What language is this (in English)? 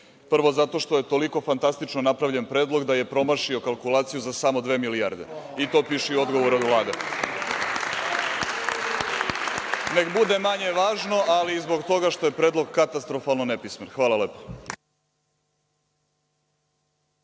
Serbian